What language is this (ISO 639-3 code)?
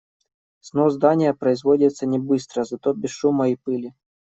rus